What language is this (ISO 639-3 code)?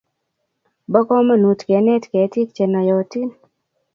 kln